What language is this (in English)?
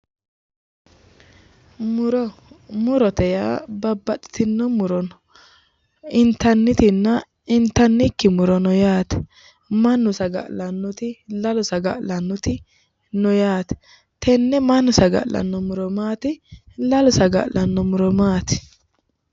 Sidamo